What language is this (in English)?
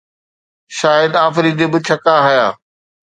Sindhi